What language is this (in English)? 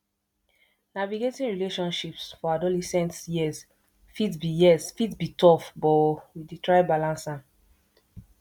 Nigerian Pidgin